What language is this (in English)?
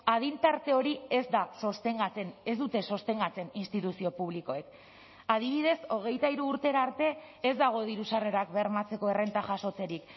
Basque